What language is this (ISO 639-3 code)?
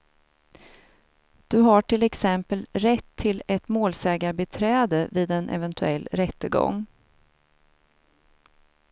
swe